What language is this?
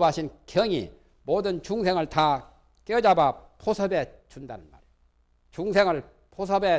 Korean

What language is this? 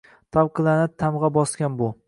Uzbek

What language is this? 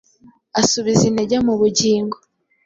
Kinyarwanda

